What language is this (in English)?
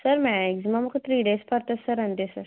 Telugu